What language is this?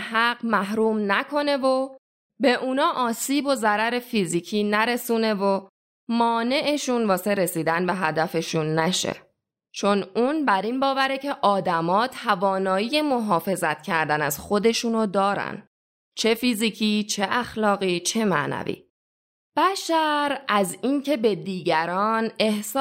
Persian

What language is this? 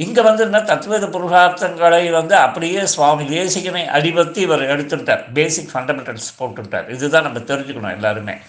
Tamil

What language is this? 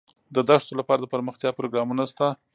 Pashto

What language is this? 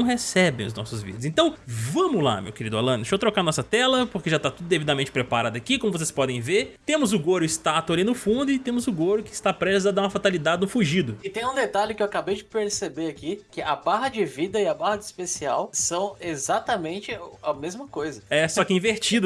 Portuguese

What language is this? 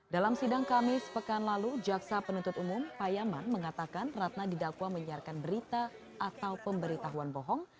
Indonesian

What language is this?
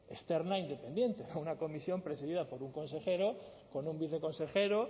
Spanish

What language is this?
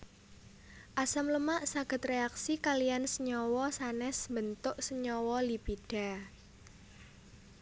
Javanese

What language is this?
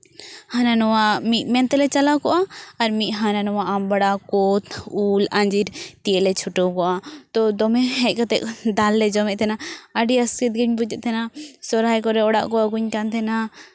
Santali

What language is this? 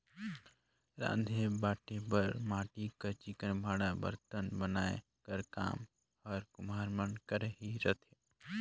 Chhattisgarhi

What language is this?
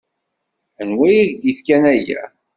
Kabyle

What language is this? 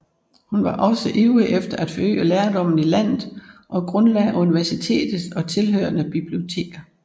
Danish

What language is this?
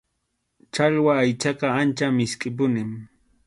Arequipa-La Unión Quechua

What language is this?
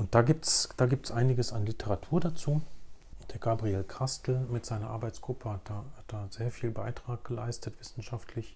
German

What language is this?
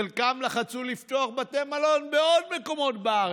Hebrew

